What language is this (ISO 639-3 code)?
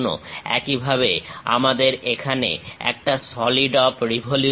ben